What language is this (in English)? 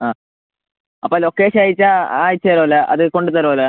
Malayalam